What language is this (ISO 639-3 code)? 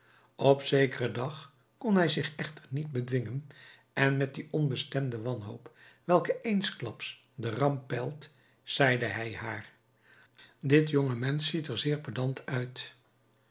nld